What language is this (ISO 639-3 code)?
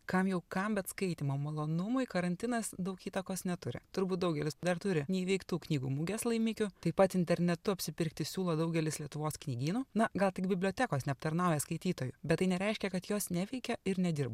lit